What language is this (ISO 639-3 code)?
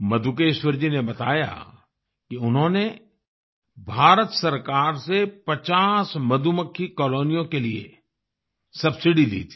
hin